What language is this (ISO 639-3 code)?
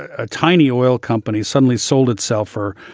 eng